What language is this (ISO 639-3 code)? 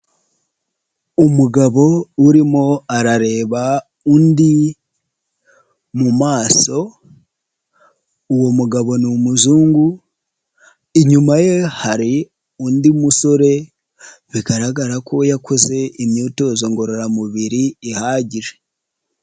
kin